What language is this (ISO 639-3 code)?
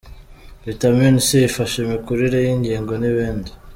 kin